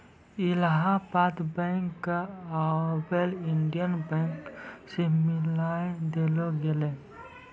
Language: Maithili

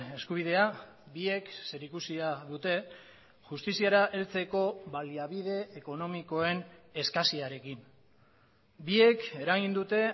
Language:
Basque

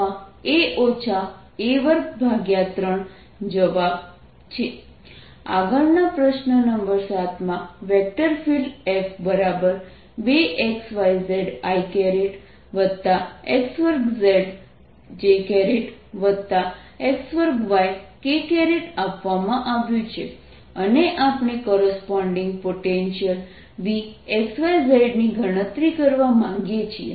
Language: Gujarati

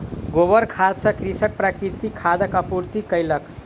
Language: Maithili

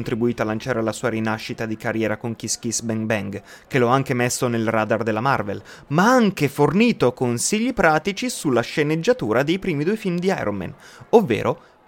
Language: Italian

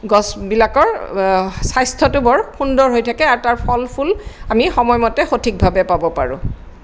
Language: Assamese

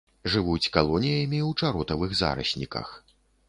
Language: Belarusian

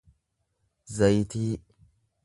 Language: Oromo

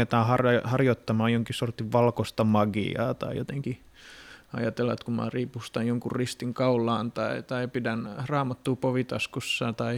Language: Finnish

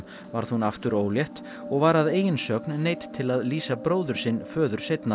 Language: Icelandic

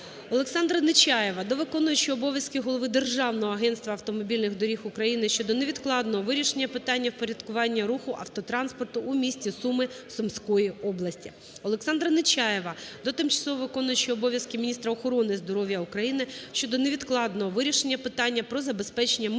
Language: Ukrainian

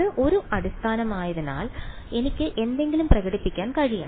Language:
Malayalam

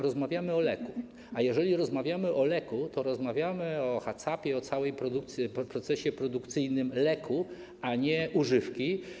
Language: Polish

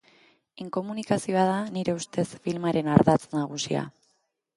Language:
Basque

